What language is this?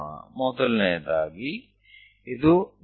Gujarati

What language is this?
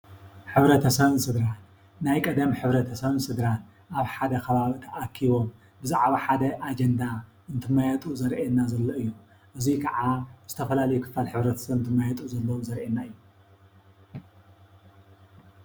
Tigrinya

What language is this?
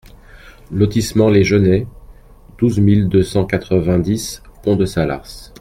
French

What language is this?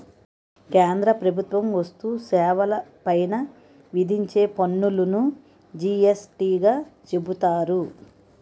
Telugu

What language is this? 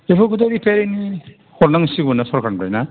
Bodo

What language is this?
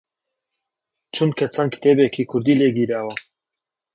Central Kurdish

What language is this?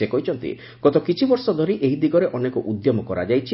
Odia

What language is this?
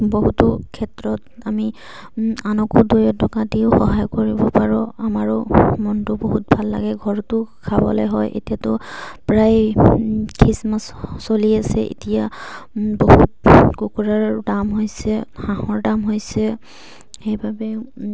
Assamese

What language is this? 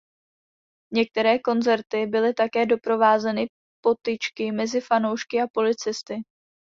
Czech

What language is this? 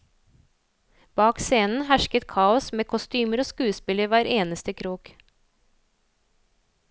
Norwegian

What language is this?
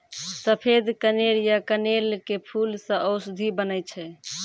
Maithili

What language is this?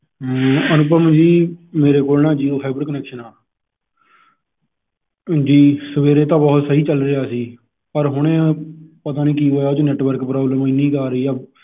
Punjabi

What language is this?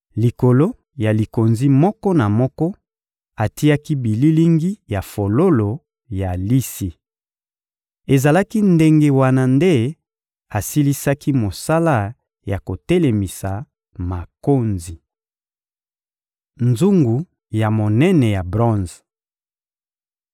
Lingala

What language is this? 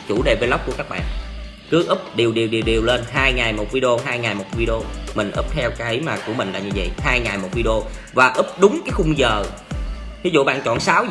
Vietnamese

